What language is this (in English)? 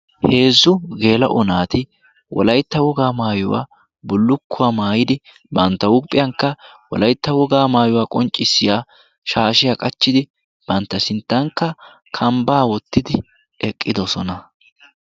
Wolaytta